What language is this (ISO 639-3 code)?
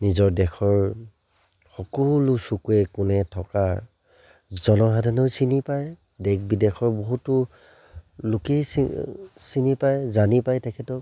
asm